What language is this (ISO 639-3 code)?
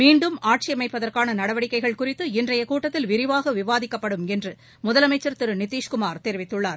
tam